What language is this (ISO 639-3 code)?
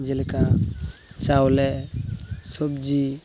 sat